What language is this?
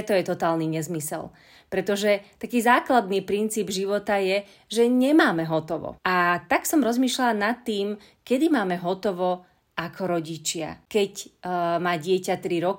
Slovak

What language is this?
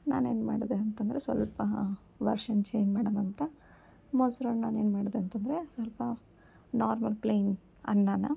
Kannada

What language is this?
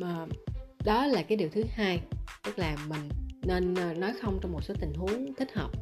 Vietnamese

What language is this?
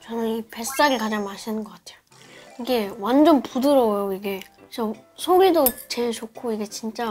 Korean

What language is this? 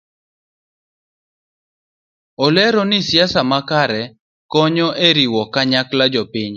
Luo (Kenya and Tanzania)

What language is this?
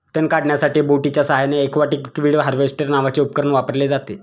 Marathi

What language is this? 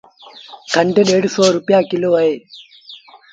Sindhi Bhil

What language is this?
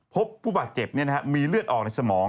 Thai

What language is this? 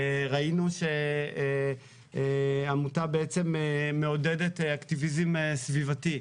Hebrew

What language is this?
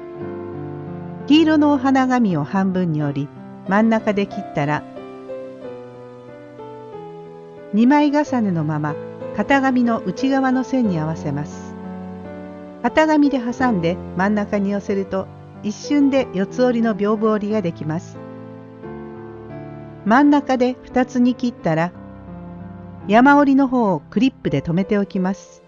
Japanese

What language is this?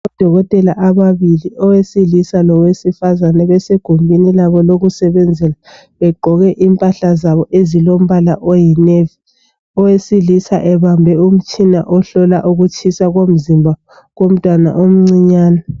North Ndebele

